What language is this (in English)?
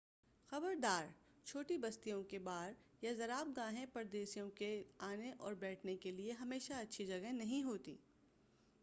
Urdu